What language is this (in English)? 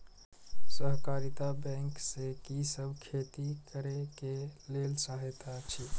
Maithili